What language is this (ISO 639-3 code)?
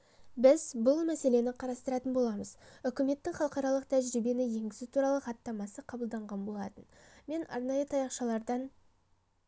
kaz